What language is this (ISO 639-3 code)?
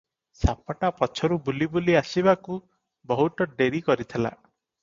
ori